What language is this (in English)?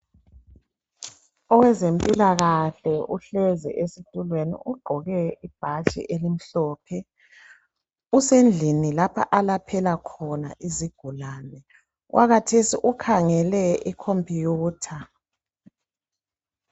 North Ndebele